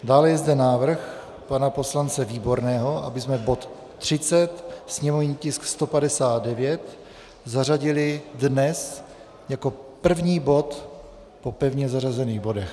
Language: Czech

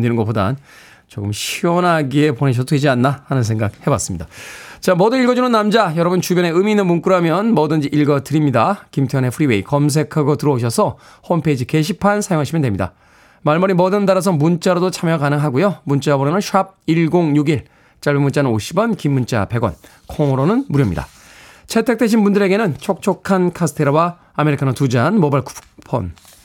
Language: Korean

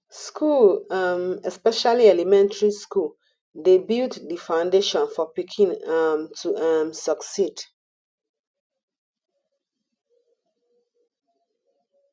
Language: Nigerian Pidgin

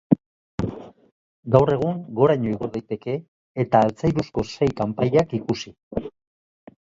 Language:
Basque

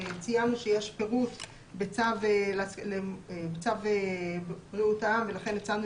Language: Hebrew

